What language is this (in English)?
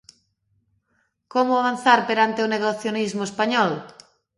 Galician